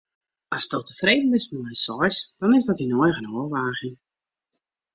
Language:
Western Frisian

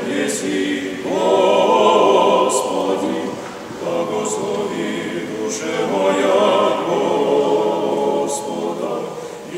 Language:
Ukrainian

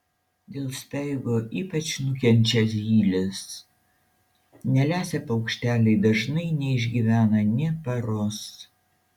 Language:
Lithuanian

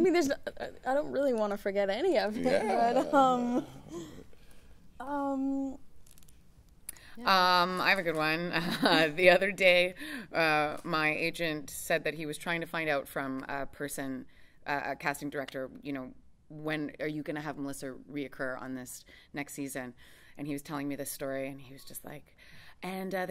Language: English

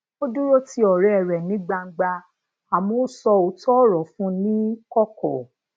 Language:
Yoruba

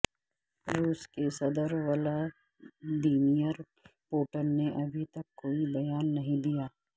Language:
Urdu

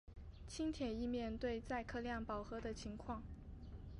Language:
Chinese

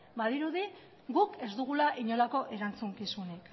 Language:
Basque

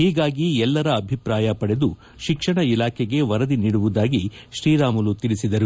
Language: Kannada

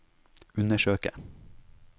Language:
Norwegian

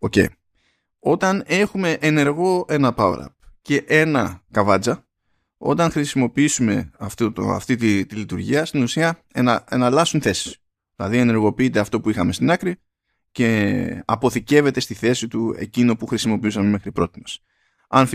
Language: Greek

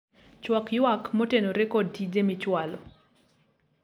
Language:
Luo (Kenya and Tanzania)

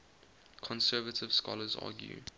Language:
English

